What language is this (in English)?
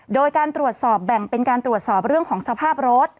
Thai